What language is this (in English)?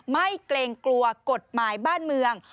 Thai